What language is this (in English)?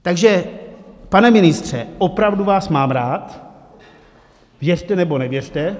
Czech